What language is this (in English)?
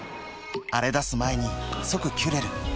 Japanese